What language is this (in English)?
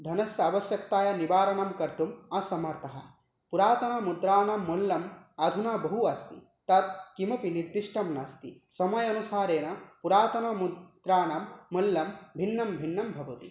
Sanskrit